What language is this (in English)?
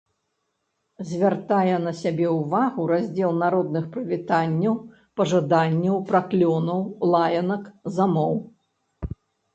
Belarusian